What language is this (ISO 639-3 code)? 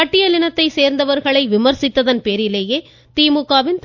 tam